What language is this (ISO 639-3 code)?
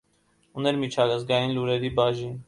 hye